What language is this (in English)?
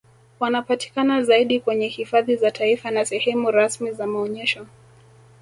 Swahili